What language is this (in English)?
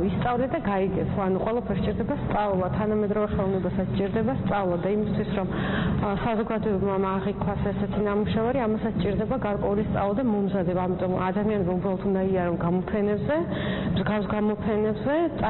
Romanian